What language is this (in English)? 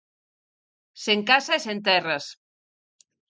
Galician